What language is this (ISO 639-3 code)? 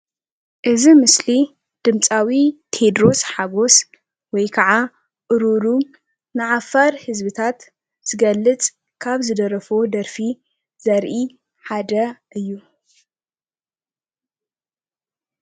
tir